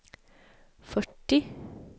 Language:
Swedish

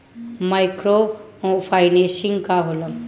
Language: Bhojpuri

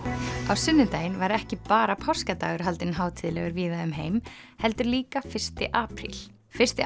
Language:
Icelandic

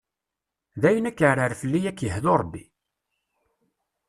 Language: Kabyle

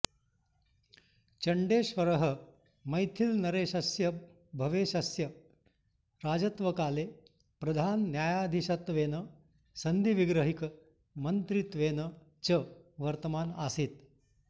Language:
Sanskrit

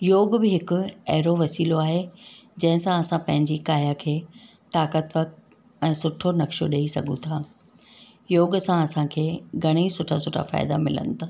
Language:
Sindhi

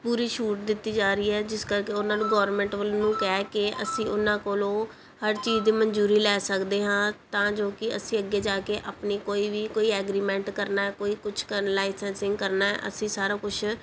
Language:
Punjabi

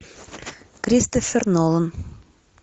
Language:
Russian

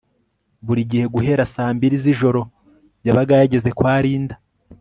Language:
Kinyarwanda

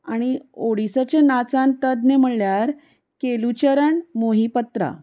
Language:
Konkani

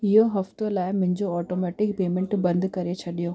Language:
Sindhi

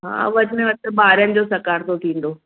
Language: Sindhi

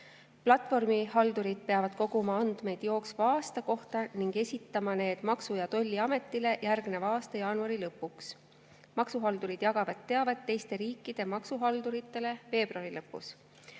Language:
Estonian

